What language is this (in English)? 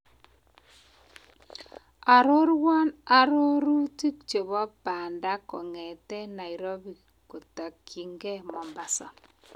Kalenjin